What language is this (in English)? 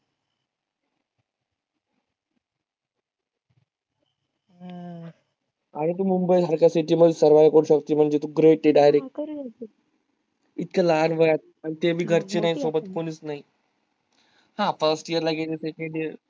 Marathi